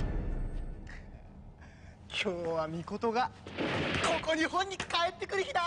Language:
Japanese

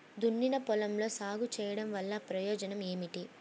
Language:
Telugu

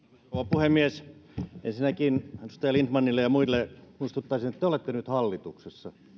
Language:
Finnish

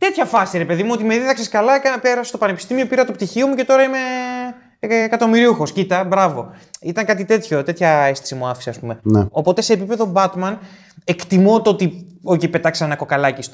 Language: Greek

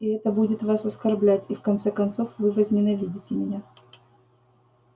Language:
Russian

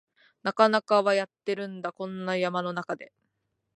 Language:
Japanese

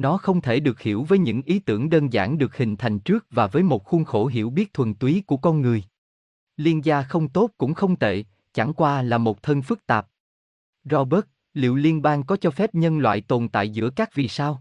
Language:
Vietnamese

